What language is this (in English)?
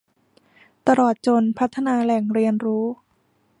Thai